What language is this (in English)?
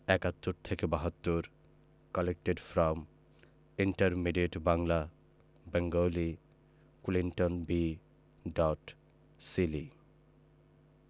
Bangla